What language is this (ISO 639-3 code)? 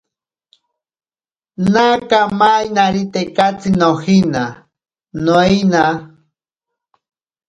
prq